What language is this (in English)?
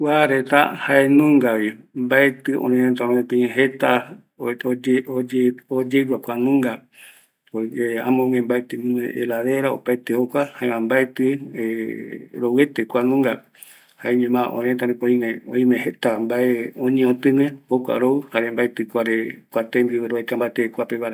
Eastern Bolivian Guaraní